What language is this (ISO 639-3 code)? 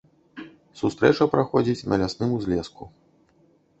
bel